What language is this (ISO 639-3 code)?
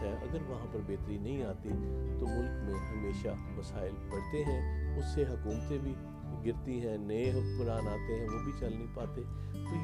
urd